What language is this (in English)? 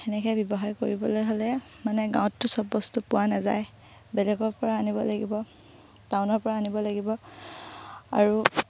Assamese